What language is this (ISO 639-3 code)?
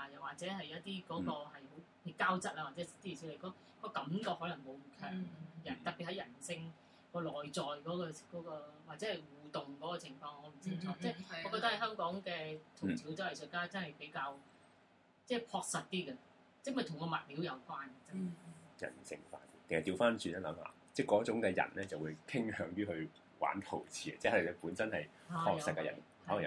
zho